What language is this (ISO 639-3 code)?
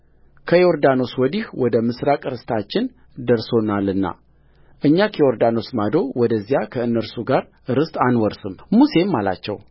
amh